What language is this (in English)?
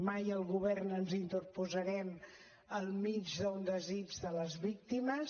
Catalan